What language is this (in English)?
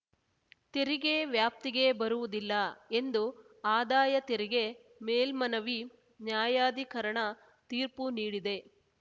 Kannada